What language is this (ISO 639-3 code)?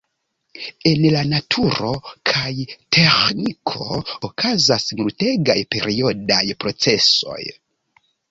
epo